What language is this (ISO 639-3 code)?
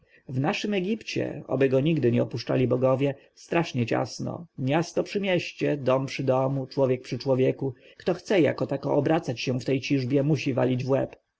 pol